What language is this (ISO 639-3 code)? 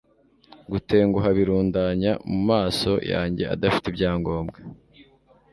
kin